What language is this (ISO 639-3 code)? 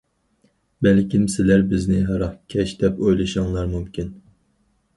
uig